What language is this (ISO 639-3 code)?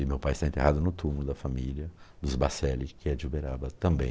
por